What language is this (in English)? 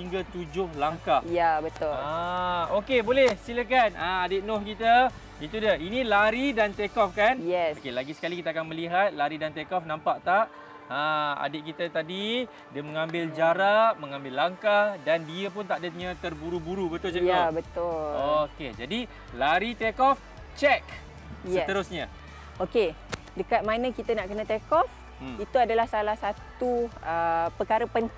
Malay